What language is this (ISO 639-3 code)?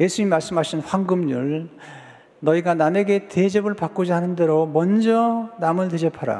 kor